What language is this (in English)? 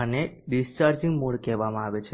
Gujarati